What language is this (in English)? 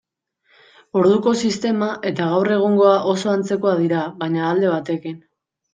Basque